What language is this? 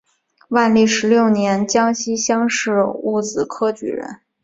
Chinese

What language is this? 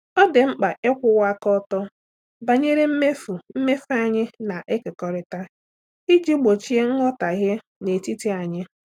Igbo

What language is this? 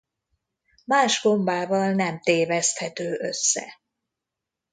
Hungarian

